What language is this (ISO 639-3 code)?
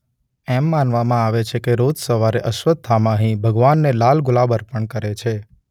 guj